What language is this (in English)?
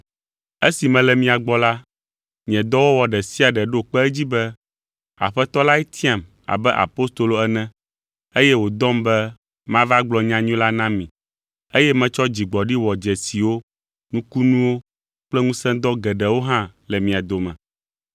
Ewe